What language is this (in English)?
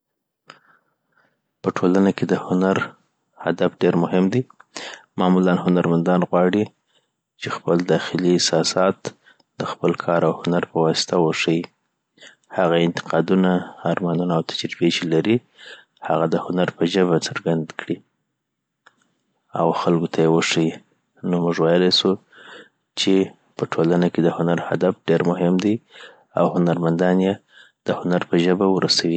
Southern Pashto